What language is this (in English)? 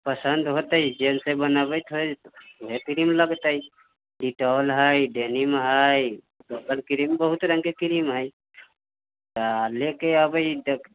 Maithili